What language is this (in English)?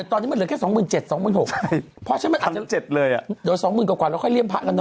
Thai